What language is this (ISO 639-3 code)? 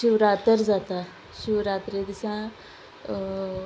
kok